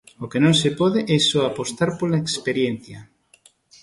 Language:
Galician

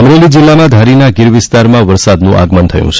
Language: Gujarati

